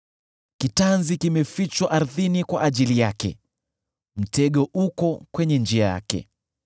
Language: Swahili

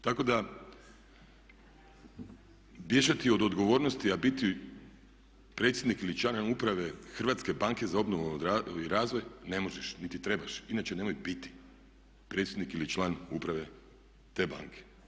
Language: Croatian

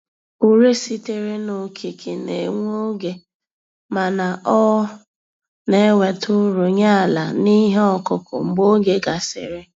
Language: Igbo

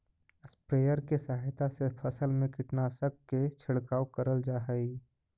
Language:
Magahi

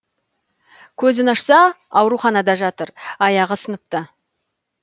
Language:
Kazakh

